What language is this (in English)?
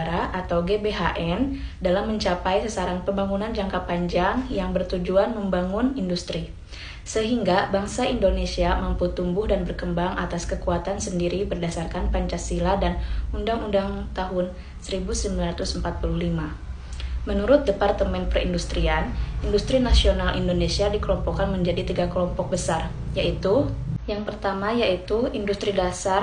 Indonesian